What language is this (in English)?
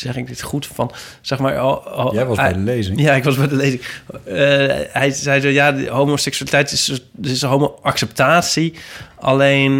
Dutch